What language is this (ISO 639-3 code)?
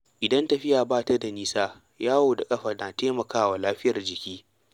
hau